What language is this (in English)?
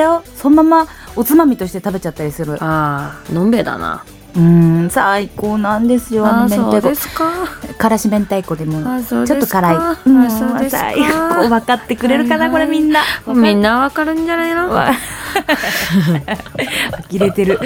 Japanese